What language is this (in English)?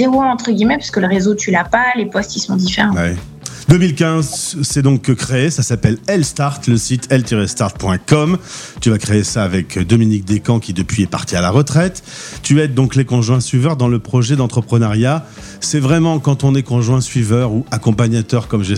French